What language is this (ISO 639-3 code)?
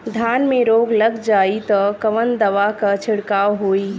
bho